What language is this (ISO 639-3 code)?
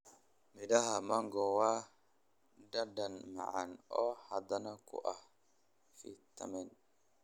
som